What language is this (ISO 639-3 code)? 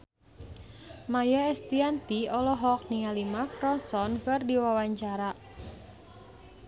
sun